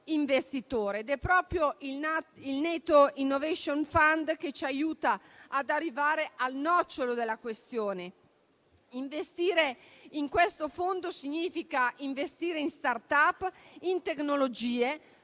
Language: Italian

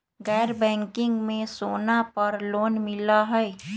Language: Magahi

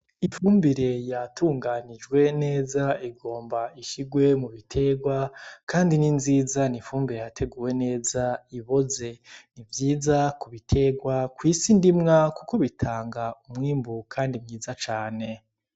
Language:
Rundi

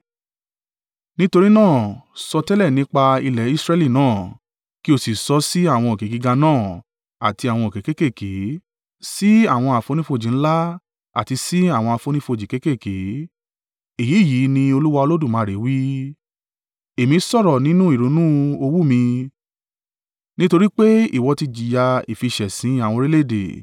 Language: Yoruba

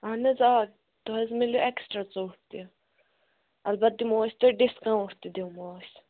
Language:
Kashmiri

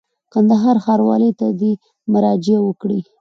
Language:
Pashto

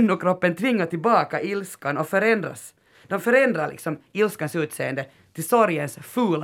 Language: Swedish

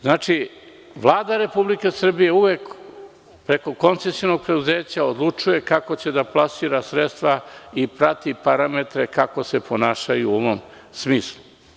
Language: Serbian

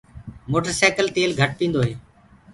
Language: Gurgula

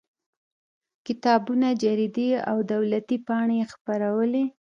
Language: Pashto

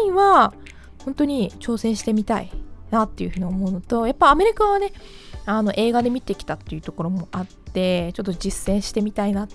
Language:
Japanese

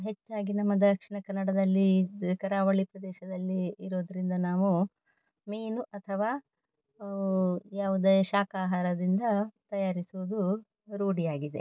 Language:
Kannada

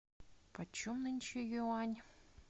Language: Russian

